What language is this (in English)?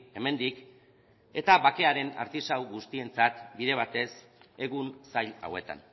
Basque